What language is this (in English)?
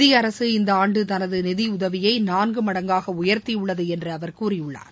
Tamil